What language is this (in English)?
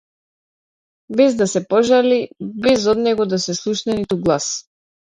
Macedonian